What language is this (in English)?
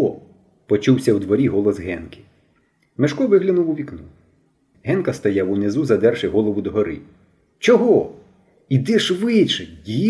Ukrainian